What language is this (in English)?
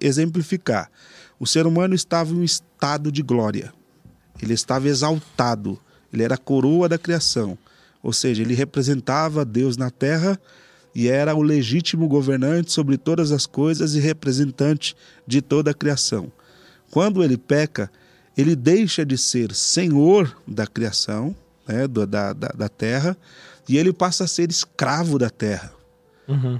Portuguese